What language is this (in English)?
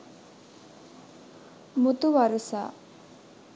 Sinhala